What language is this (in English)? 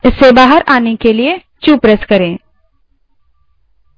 Hindi